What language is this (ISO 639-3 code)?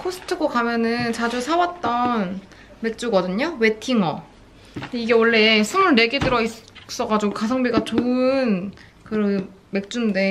kor